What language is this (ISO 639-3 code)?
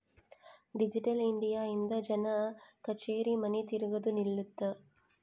kan